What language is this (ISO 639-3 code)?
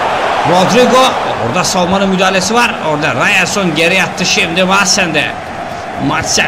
tur